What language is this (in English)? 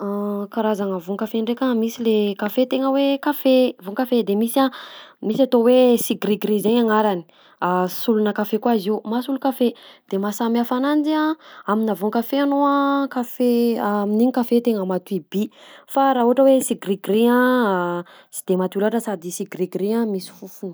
Southern Betsimisaraka Malagasy